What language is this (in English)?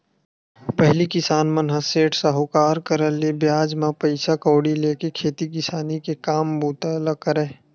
Chhattisgarhi